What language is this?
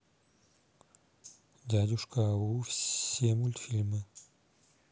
Russian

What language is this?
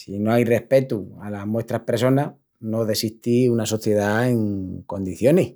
Extremaduran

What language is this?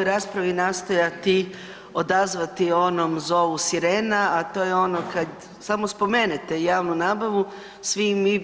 Croatian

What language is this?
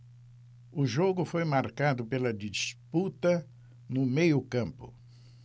Portuguese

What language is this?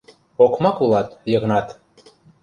Mari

